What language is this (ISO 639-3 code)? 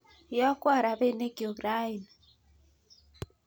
kln